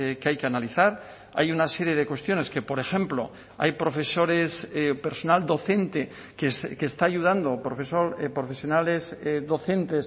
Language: Spanish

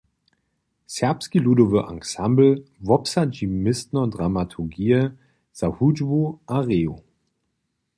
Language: Upper Sorbian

